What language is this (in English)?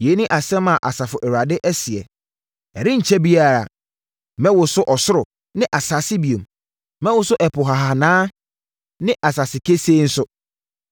Akan